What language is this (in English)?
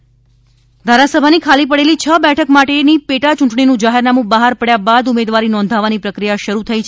Gujarati